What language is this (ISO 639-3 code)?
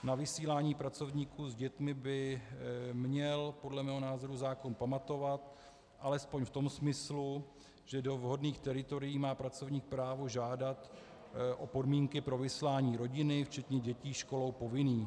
ces